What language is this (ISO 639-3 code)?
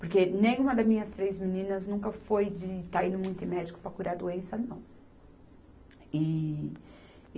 por